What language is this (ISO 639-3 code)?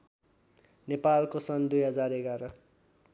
nep